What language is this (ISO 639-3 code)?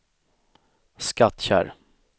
swe